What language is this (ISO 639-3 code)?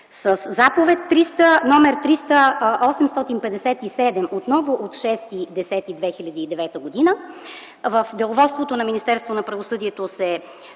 bul